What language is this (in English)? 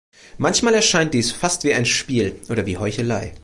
German